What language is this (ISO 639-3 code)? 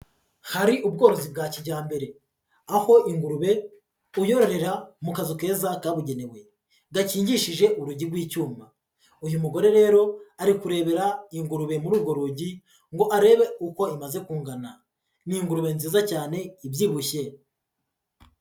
kin